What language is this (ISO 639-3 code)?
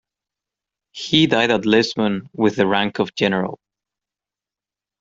eng